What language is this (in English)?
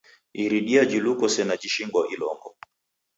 Taita